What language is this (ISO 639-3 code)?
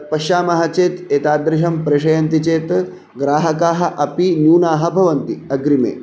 san